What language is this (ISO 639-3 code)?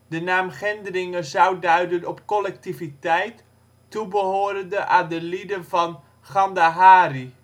nld